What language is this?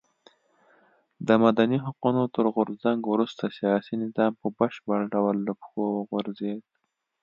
Pashto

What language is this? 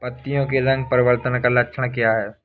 Hindi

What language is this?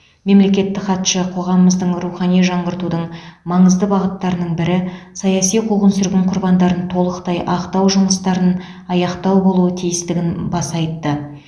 Kazakh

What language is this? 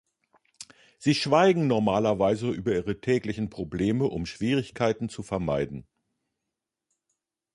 German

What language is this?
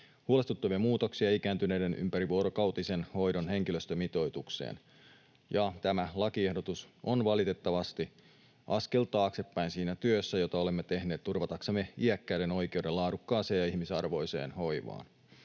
Finnish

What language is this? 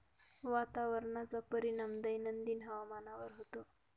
Marathi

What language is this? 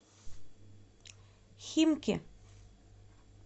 Russian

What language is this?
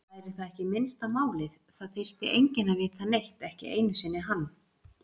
Icelandic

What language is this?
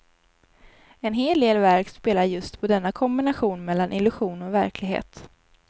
Swedish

